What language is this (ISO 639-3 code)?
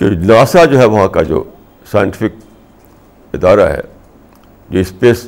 urd